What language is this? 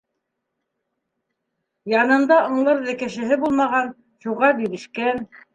Bashkir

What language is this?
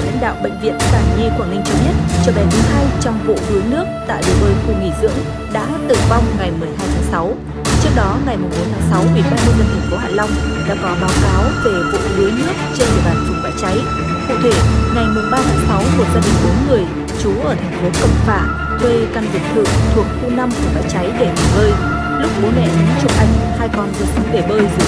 Vietnamese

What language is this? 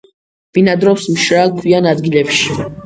Georgian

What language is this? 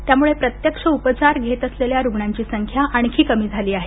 Marathi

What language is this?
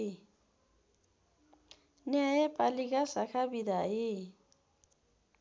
Nepali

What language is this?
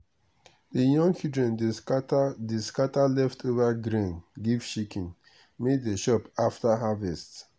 Nigerian Pidgin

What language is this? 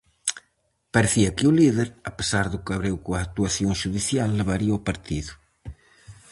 Galician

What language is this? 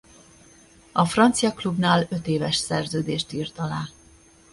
Hungarian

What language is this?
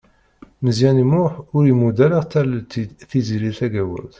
Kabyle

